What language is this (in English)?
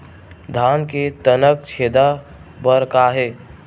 Chhattisgarhi